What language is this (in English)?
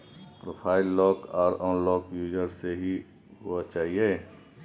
Maithili